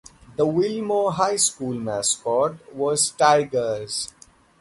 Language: English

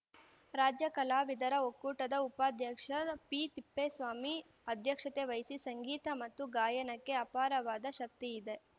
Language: Kannada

